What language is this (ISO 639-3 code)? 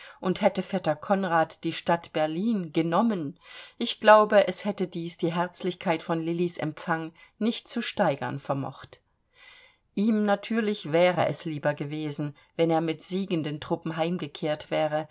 deu